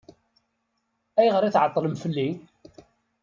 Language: Kabyle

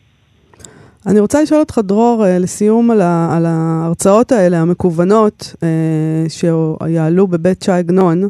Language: Hebrew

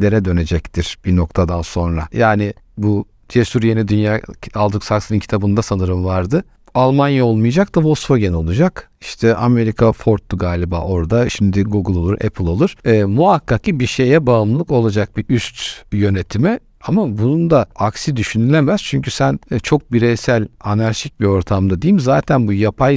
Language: Turkish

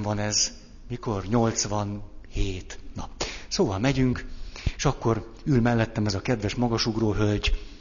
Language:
Hungarian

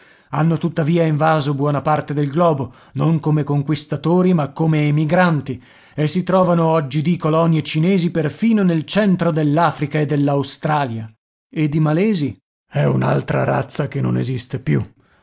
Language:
Italian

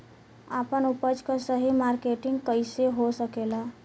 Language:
Bhojpuri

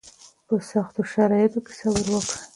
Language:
Pashto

